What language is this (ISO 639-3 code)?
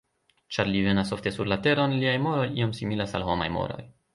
epo